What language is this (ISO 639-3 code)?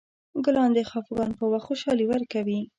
pus